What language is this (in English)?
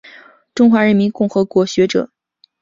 Chinese